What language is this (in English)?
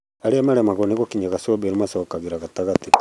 Kikuyu